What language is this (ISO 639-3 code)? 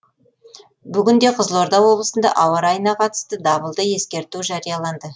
kaz